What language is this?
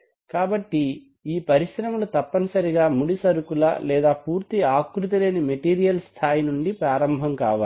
Telugu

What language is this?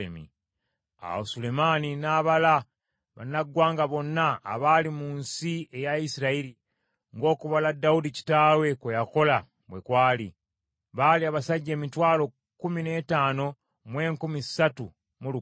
Ganda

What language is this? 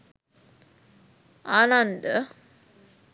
Sinhala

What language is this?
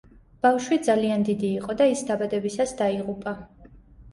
Georgian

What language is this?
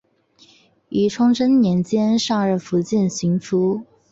Chinese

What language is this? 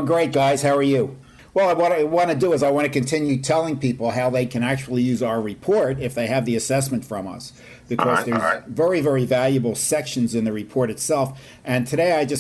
English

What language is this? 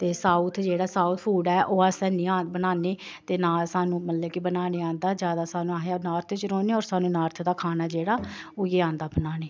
Dogri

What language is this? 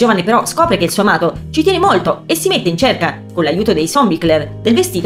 Italian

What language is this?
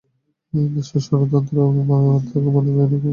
Bangla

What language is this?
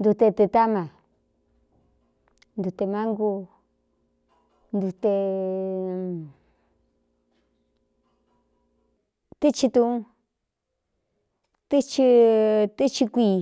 Cuyamecalco Mixtec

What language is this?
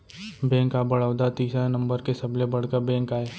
Chhattisgarhi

